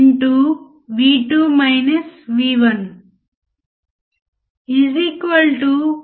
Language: Telugu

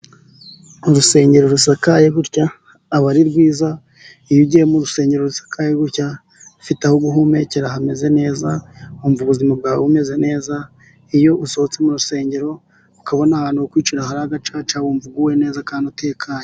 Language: Kinyarwanda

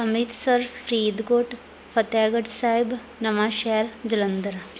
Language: Punjabi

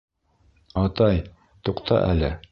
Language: Bashkir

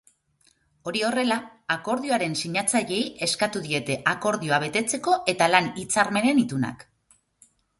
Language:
Basque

